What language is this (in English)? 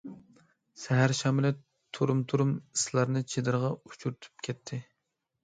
Uyghur